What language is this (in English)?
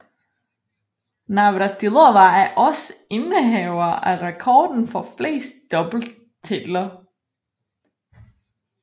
Danish